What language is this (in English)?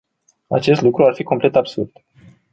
Romanian